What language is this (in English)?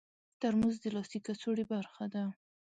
Pashto